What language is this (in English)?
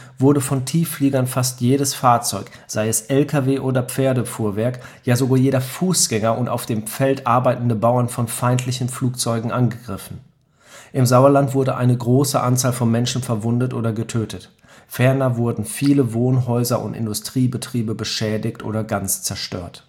German